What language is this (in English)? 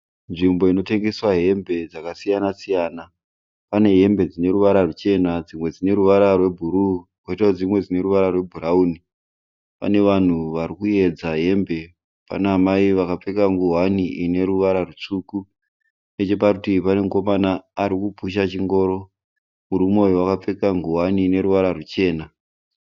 Shona